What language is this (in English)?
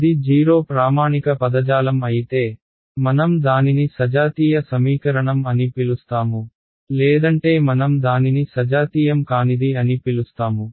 Telugu